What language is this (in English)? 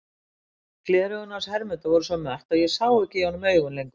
Icelandic